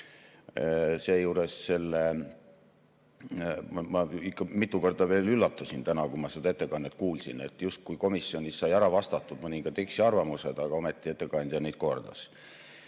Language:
Estonian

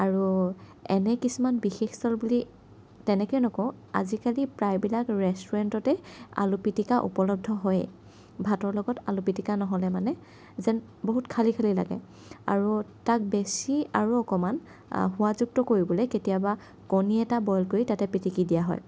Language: Assamese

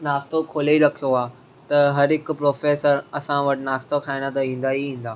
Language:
Sindhi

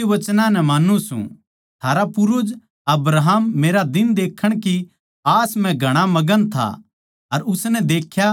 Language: Haryanvi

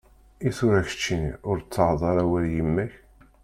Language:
Kabyle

